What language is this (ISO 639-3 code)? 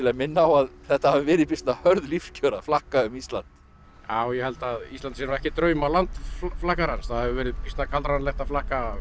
isl